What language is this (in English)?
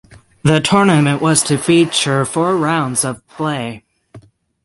English